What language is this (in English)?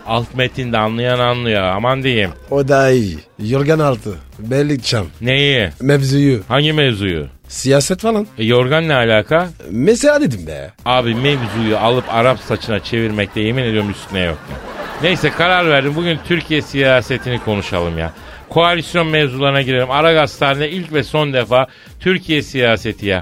Turkish